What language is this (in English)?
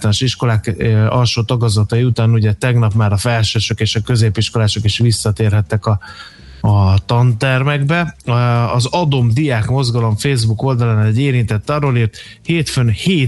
Hungarian